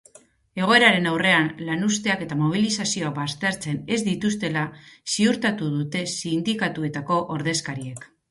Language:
Basque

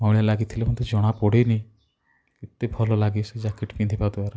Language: Odia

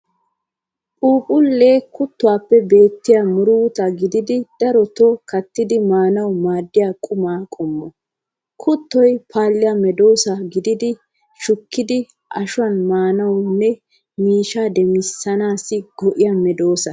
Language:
Wolaytta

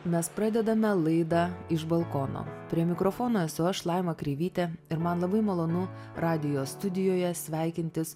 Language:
Lithuanian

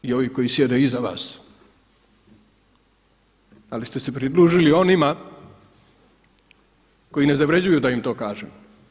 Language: Croatian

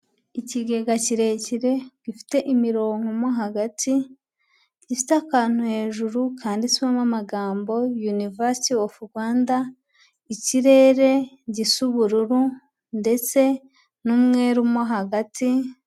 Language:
Kinyarwanda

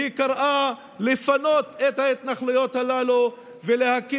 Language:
Hebrew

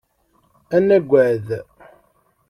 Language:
Kabyle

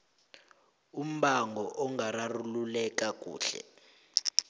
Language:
South Ndebele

